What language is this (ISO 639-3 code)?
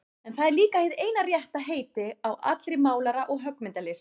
isl